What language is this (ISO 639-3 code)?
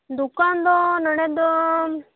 sat